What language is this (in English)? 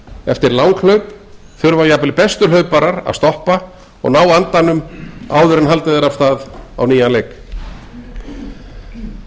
Icelandic